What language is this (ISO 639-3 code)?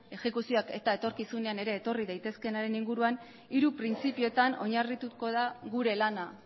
eus